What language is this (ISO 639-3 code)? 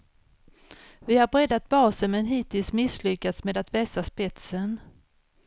swe